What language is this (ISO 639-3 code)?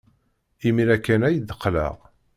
kab